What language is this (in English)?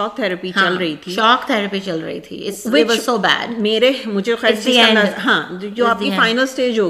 Urdu